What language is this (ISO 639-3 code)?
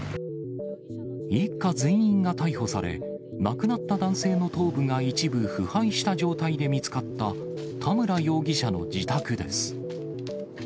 jpn